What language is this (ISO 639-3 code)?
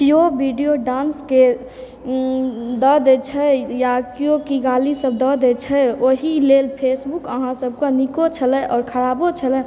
mai